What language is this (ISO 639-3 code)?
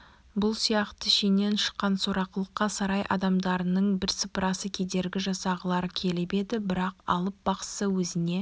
kaz